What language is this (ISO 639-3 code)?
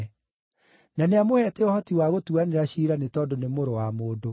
kik